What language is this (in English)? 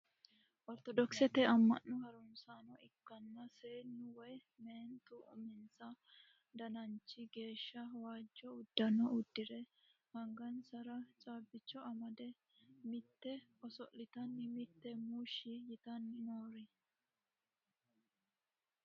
Sidamo